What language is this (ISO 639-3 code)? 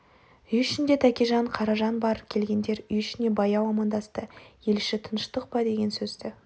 kaz